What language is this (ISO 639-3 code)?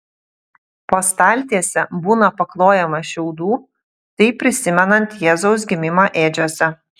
lit